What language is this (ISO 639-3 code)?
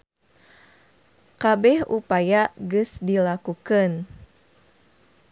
sun